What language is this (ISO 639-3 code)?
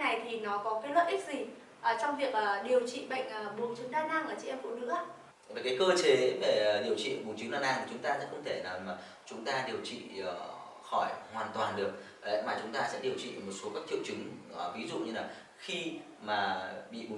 vie